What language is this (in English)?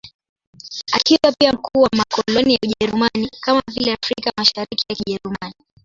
Swahili